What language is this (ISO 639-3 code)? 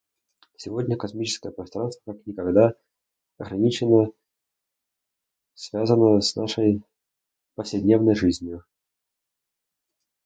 rus